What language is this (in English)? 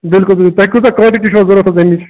Kashmiri